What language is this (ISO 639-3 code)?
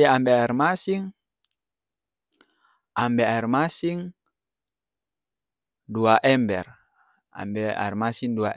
abs